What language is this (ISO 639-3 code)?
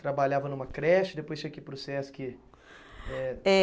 por